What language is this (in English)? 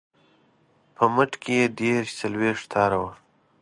Pashto